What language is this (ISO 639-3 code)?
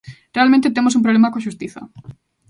glg